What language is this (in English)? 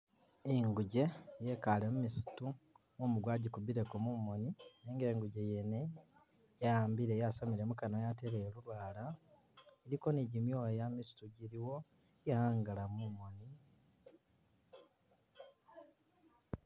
Masaaba